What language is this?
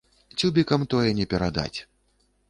Belarusian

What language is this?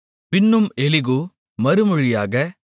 Tamil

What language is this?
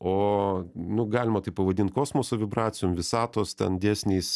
Lithuanian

